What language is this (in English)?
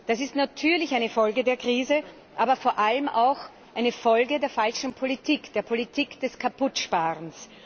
German